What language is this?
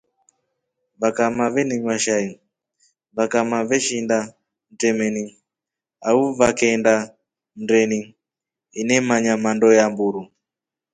Rombo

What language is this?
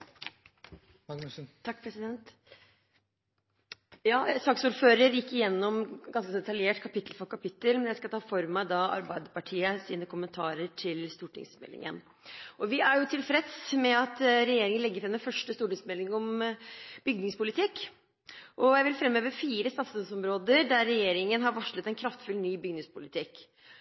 Norwegian Bokmål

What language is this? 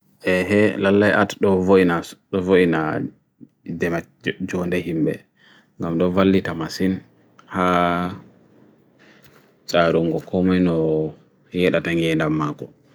Bagirmi Fulfulde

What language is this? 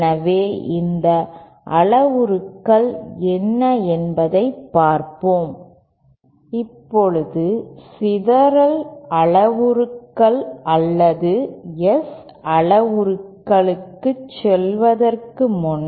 Tamil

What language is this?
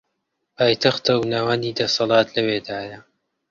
Central Kurdish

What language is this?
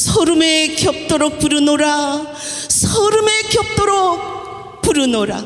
Korean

